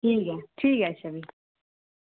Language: Dogri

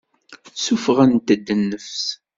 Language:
Kabyle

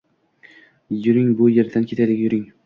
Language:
Uzbek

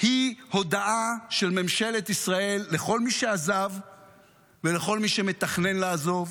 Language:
Hebrew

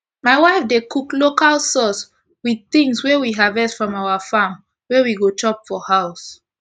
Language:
Nigerian Pidgin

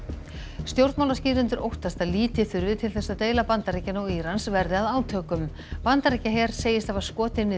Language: Icelandic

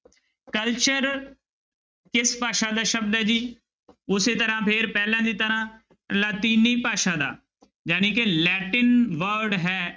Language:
Punjabi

